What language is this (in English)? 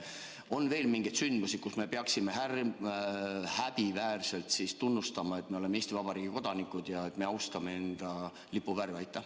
Estonian